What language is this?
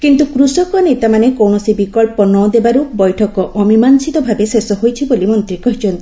Odia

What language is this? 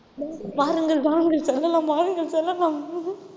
Tamil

